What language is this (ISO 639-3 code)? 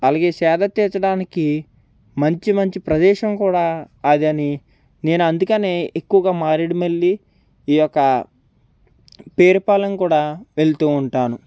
tel